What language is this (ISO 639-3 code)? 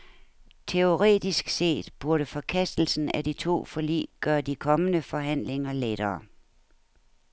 dan